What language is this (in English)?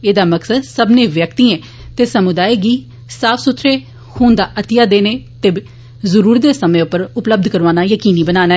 Dogri